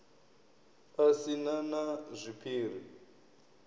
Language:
Venda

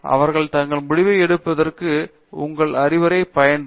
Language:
Tamil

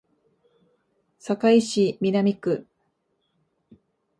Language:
Japanese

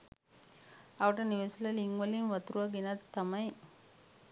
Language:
Sinhala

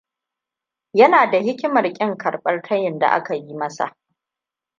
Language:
Hausa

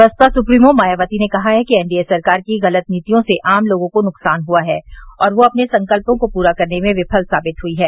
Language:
Hindi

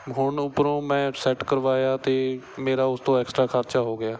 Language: Punjabi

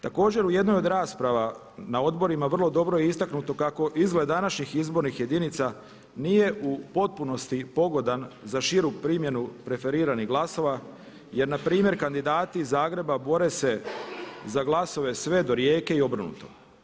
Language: Croatian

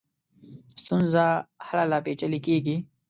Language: Pashto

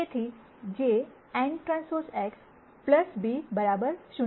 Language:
Gujarati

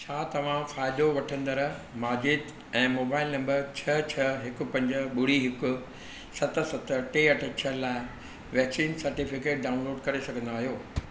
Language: Sindhi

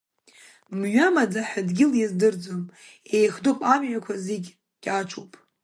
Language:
Abkhazian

